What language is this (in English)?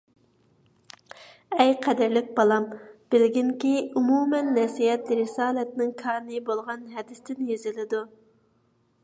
Uyghur